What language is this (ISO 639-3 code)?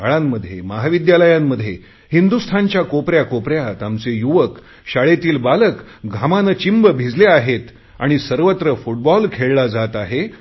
mar